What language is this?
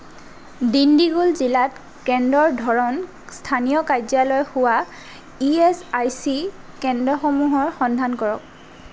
Assamese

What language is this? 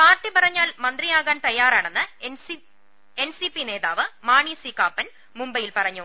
Malayalam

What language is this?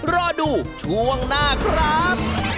Thai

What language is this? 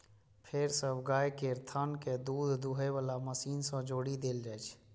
Maithili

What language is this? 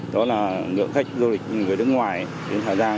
Vietnamese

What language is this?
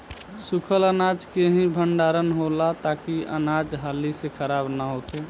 Bhojpuri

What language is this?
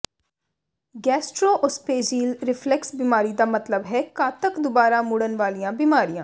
Punjabi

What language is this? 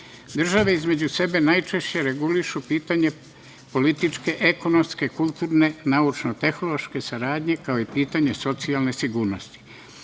Serbian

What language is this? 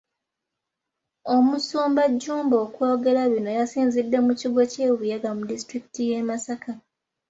Ganda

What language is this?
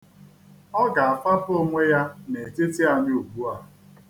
Igbo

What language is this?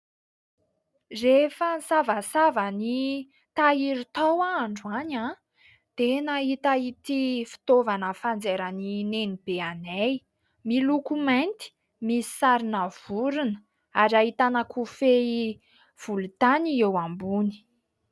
Malagasy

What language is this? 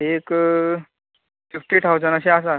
Konkani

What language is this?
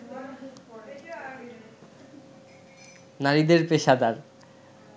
Bangla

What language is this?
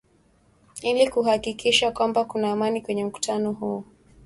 Swahili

